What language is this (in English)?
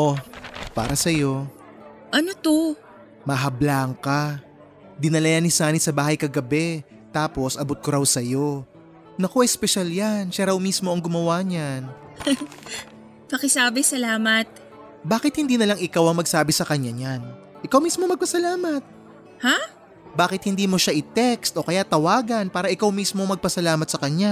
Filipino